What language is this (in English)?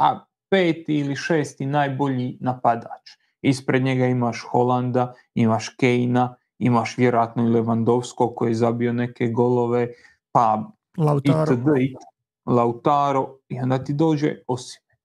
Croatian